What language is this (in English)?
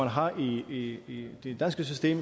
Danish